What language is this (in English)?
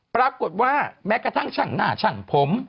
Thai